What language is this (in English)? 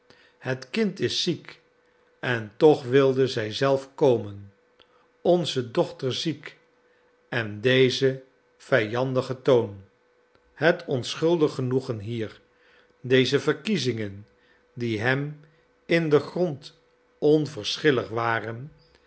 Dutch